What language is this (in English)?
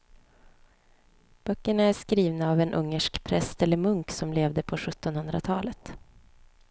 Swedish